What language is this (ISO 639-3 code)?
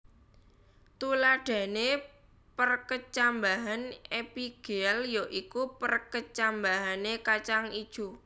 jav